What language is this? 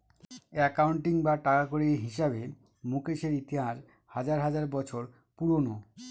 Bangla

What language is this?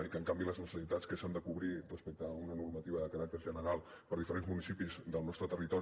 Catalan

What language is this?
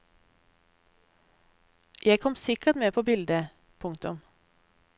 Norwegian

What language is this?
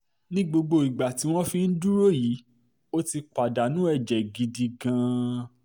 Yoruba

